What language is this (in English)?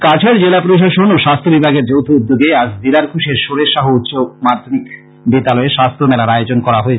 Bangla